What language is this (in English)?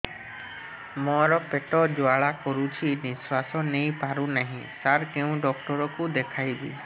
Odia